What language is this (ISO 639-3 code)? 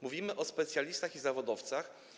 pol